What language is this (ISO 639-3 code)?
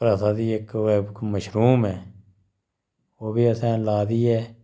doi